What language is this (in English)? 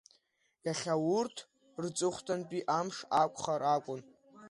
Abkhazian